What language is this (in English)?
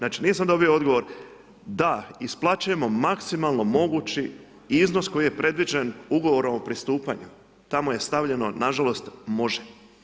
Croatian